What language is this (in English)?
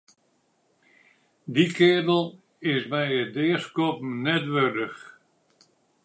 Western Frisian